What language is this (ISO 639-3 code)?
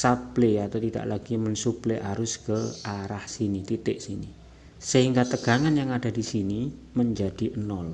ind